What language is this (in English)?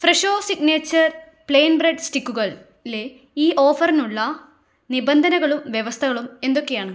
Malayalam